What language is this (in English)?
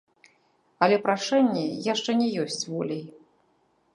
Belarusian